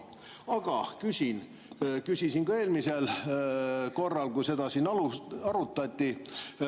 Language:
Estonian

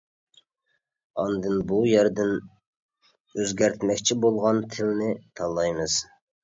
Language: Uyghur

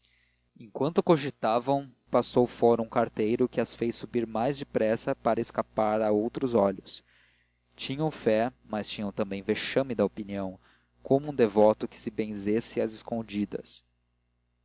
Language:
Portuguese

